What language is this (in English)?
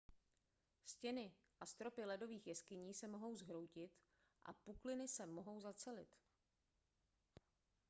Czech